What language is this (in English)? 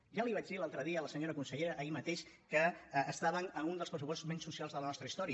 Catalan